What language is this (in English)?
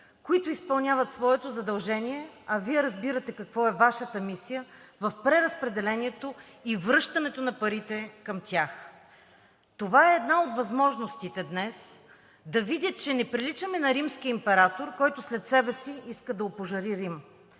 Bulgarian